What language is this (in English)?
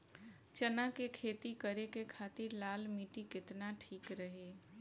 Bhojpuri